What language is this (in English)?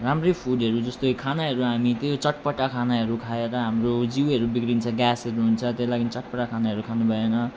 Nepali